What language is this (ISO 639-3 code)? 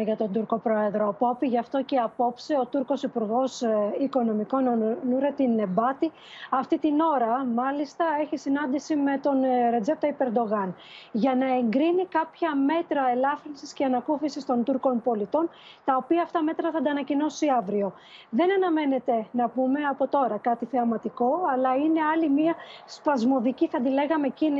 ell